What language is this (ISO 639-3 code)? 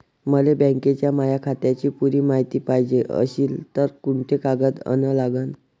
mar